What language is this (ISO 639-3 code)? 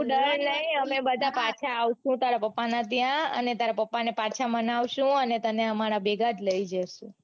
guj